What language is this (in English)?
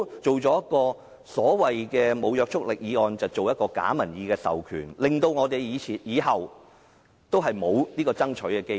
Cantonese